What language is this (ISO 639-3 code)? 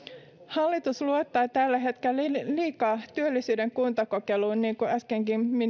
fin